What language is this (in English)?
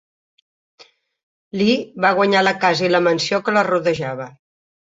Catalan